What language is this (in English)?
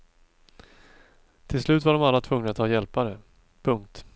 Swedish